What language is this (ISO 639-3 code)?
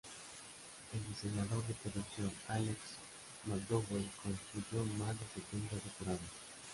spa